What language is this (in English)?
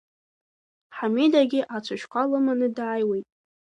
Abkhazian